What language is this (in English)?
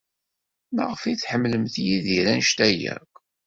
Kabyle